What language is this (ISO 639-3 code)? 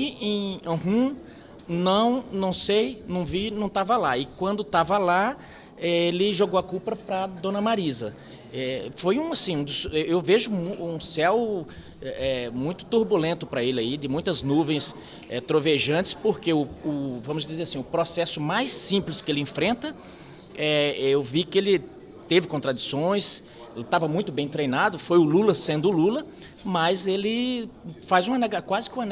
por